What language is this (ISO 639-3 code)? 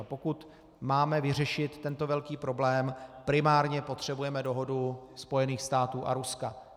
ces